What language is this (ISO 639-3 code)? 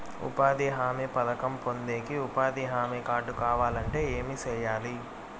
tel